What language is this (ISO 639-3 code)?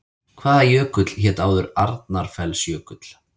isl